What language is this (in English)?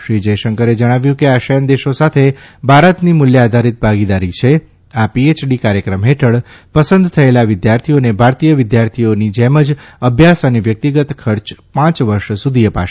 Gujarati